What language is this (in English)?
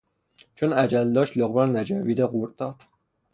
Persian